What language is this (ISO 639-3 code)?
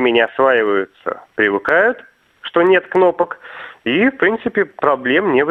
rus